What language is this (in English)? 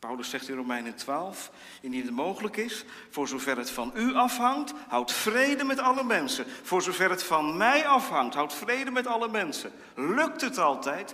Dutch